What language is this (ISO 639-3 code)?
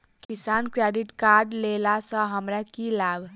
mai